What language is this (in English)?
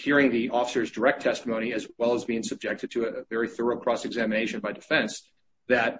English